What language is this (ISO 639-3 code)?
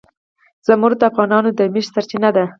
pus